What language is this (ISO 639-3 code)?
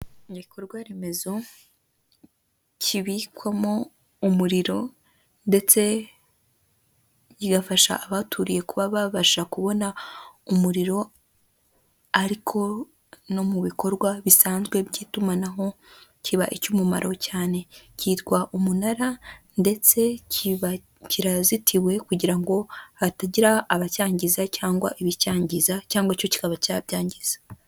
kin